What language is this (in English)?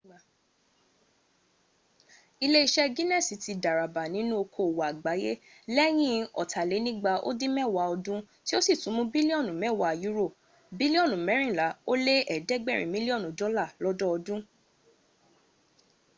Yoruba